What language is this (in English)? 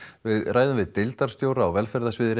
Icelandic